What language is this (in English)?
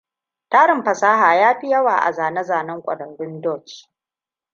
Hausa